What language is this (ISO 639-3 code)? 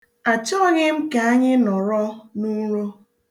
ibo